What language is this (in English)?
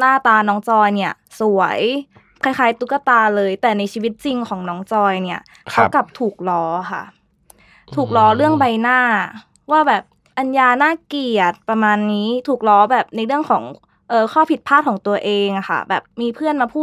Thai